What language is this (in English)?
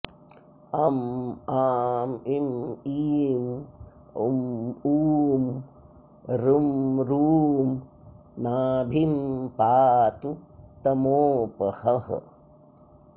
Sanskrit